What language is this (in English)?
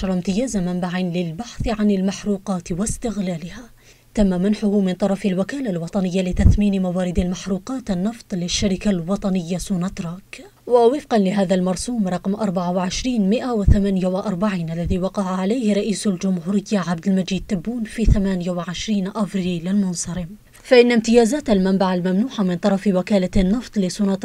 Arabic